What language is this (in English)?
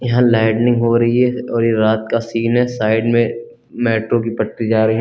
Hindi